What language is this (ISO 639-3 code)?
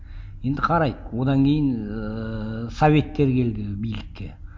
kaz